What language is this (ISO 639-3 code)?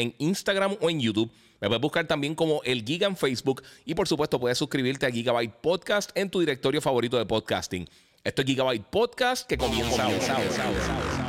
spa